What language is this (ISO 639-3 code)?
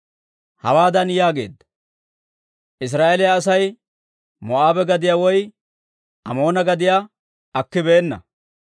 dwr